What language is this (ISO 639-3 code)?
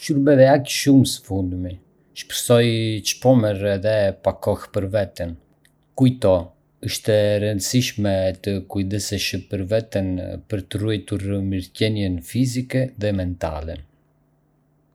aae